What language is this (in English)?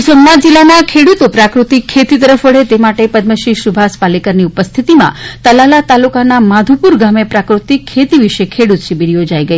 Gujarati